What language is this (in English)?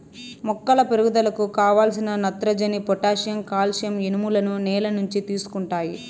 Telugu